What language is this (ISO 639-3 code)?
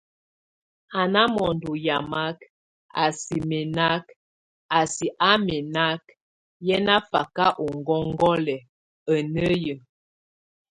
tvu